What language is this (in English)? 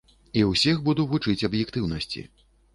Belarusian